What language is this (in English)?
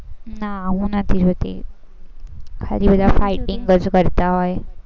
Gujarati